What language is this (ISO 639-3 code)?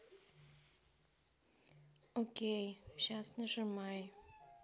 rus